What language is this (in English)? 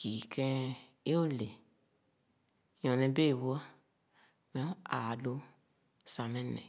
Khana